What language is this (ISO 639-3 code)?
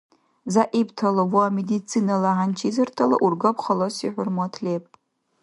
dar